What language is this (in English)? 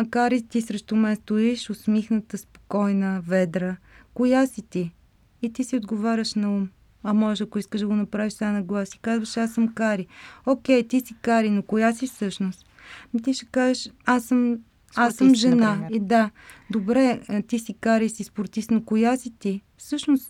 Bulgarian